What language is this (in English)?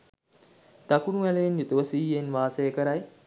Sinhala